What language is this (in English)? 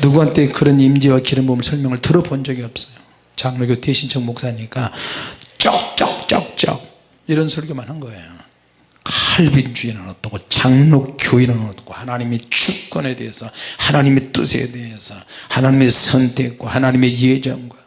Korean